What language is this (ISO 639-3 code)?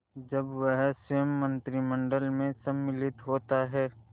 hin